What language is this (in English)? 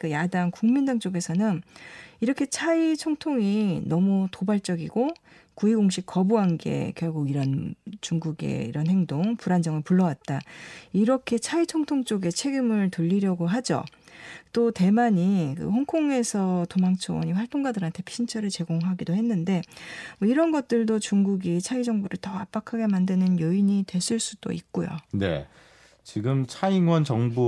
Korean